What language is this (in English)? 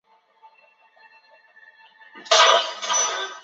Chinese